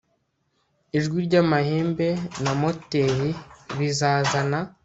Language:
Kinyarwanda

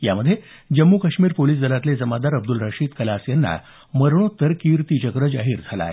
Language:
Marathi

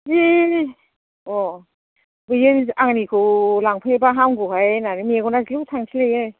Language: Bodo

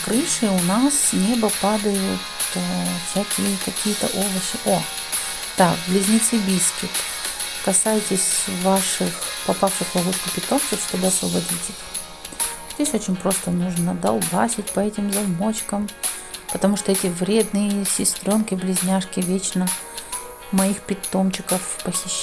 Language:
Russian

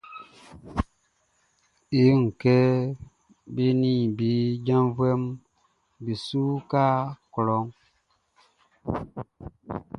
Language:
Baoulé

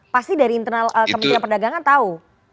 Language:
Indonesian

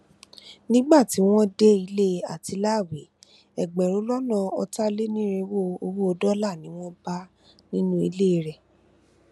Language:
Yoruba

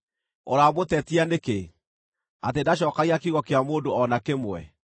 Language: Kikuyu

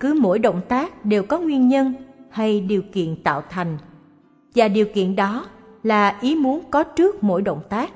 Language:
Vietnamese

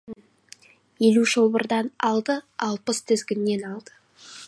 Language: Kazakh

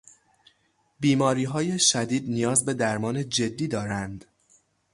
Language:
Persian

